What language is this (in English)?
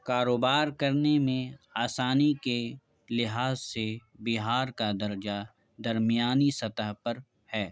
Urdu